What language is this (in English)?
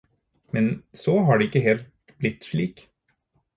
Norwegian Bokmål